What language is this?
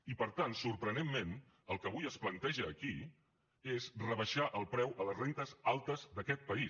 Catalan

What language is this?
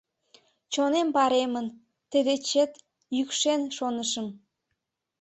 Mari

